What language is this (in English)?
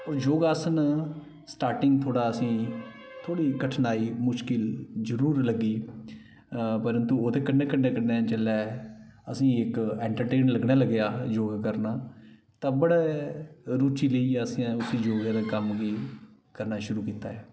Dogri